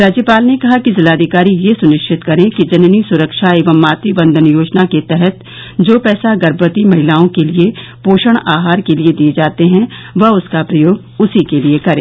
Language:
Hindi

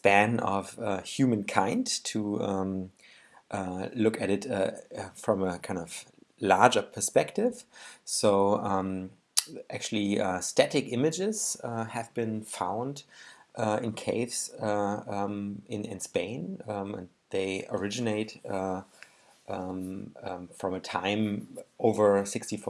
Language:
English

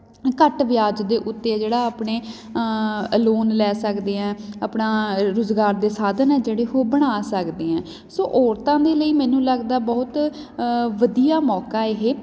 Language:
Punjabi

